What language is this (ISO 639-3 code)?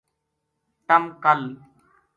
gju